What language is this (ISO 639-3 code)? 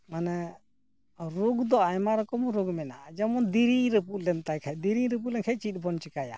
sat